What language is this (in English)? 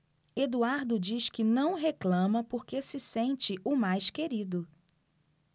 Portuguese